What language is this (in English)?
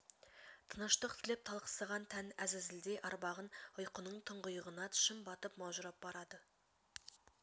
Kazakh